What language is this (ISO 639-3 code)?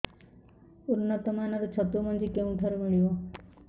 ori